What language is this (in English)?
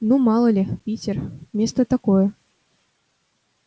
Russian